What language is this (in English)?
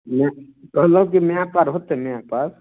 Maithili